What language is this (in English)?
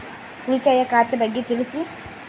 Kannada